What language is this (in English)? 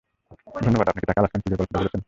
Bangla